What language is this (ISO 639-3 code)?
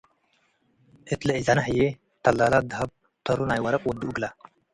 tig